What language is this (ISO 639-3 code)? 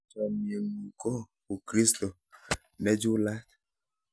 kln